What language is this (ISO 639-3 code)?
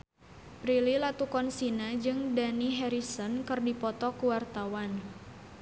sun